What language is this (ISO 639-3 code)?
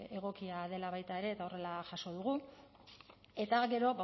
eus